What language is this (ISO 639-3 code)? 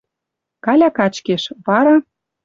mrj